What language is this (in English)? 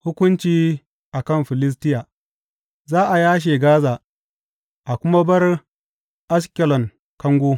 Hausa